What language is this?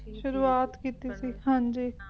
Punjabi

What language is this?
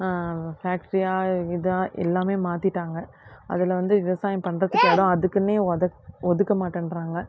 Tamil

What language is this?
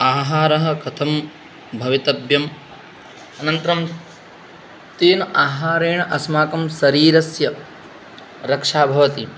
Sanskrit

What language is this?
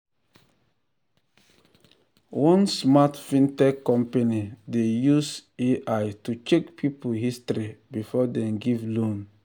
Nigerian Pidgin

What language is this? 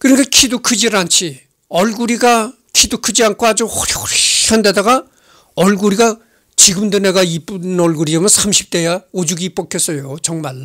Korean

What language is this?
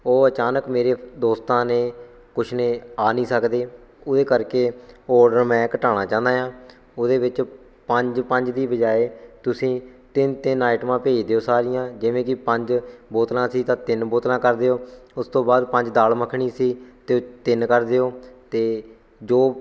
Punjabi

